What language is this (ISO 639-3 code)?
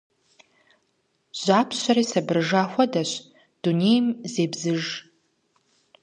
kbd